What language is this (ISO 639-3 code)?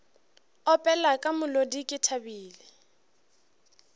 nso